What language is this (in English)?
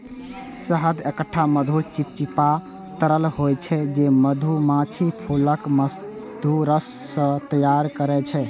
Maithili